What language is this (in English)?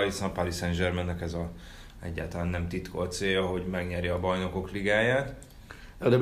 Hungarian